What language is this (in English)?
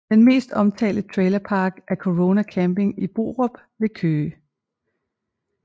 Danish